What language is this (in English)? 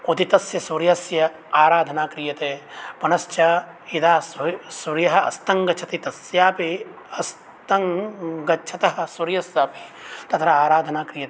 Sanskrit